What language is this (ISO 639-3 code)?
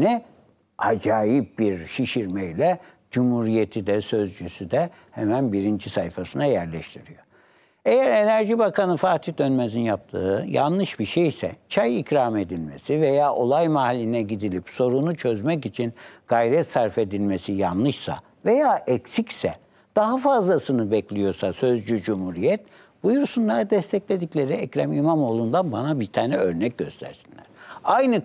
tur